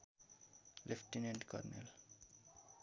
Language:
Nepali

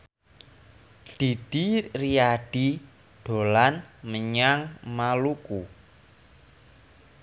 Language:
Javanese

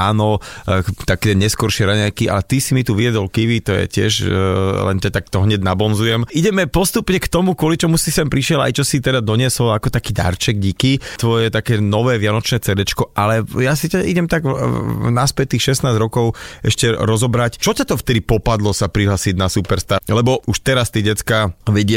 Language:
Slovak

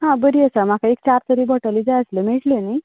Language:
Konkani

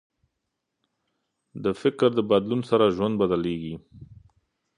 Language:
Pashto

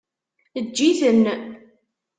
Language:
Kabyle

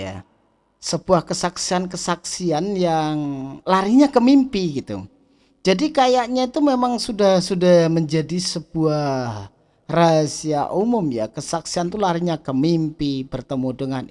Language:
Indonesian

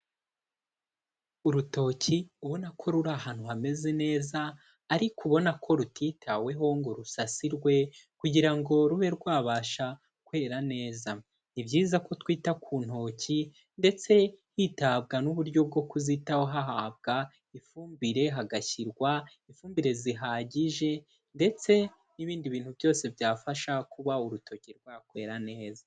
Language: Kinyarwanda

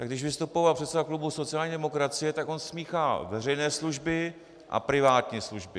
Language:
Czech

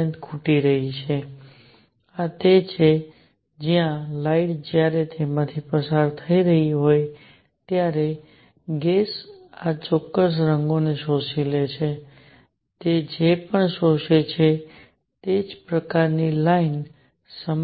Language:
Gujarati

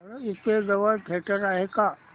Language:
Marathi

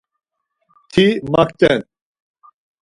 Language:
Laz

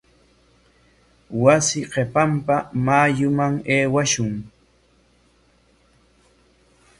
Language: Corongo Ancash Quechua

